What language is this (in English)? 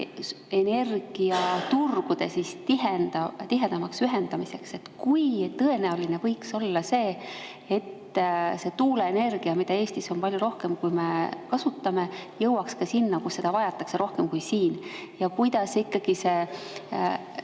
Estonian